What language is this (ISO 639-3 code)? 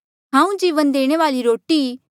mjl